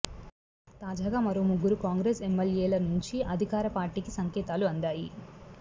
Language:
Telugu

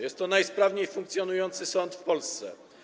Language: Polish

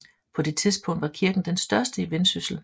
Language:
Danish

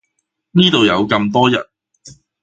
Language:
Cantonese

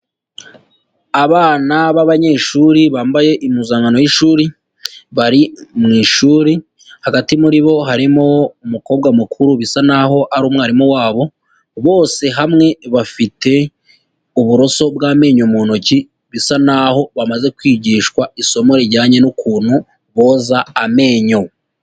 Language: Kinyarwanda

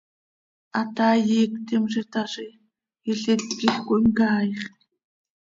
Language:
Seri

